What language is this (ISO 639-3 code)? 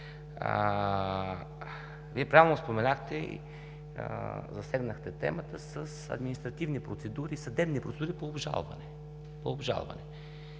bul